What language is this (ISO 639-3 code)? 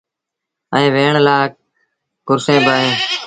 sbn